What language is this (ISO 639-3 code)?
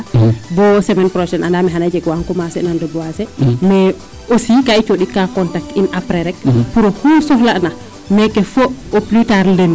srr